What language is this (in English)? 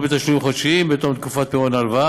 Hebrew